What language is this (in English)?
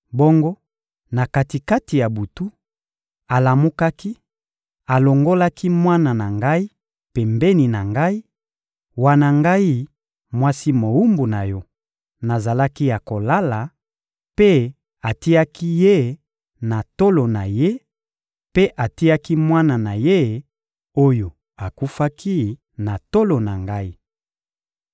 Lingala